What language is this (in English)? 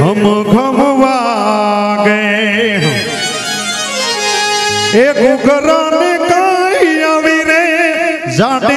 Arabic